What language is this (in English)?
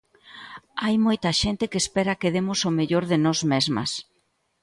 Galician